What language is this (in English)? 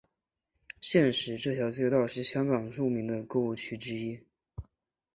Chinese